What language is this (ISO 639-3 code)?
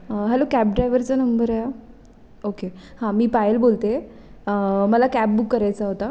mar